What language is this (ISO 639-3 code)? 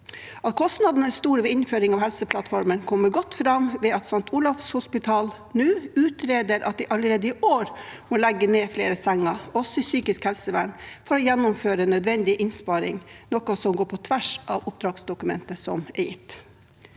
nor